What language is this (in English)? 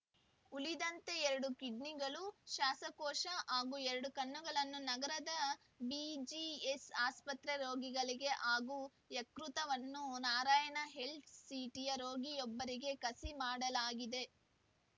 Kannada